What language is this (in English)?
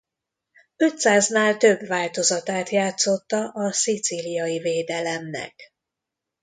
Hungarian